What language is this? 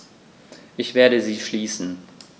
German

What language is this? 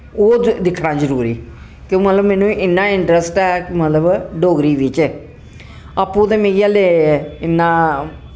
Dogri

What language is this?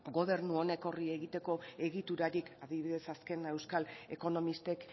Basque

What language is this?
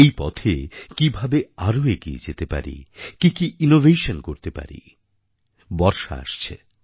Bangla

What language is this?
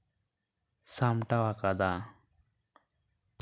Santali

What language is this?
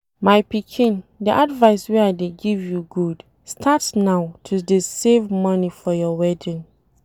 Nigerian Pidgin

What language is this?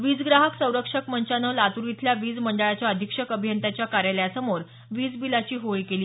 Marathi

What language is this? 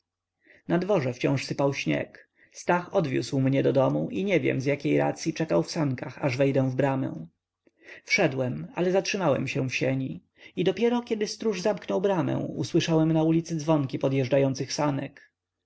Polish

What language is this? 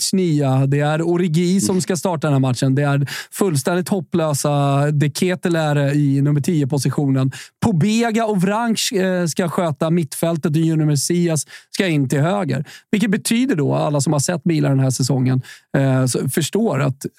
Swedish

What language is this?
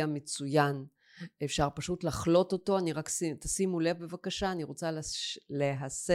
Hebrew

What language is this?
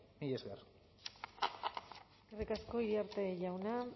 Basque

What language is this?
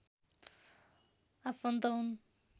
Nepali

